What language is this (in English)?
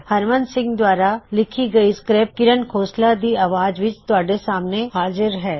Punjabi